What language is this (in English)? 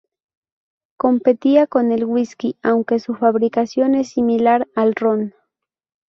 Spanish